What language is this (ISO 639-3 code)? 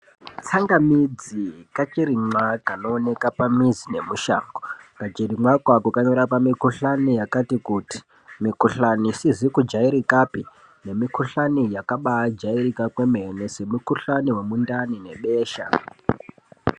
ndc